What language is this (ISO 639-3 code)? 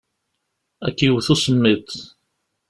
kab